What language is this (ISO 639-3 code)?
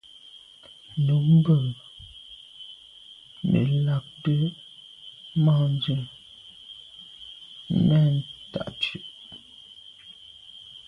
byv